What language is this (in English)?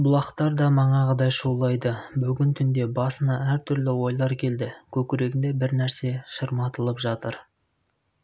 Kazakh